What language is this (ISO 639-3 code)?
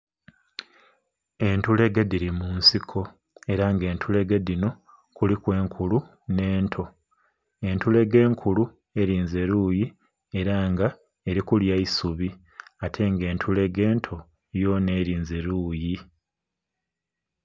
xog